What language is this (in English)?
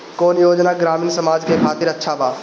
Bhojpuri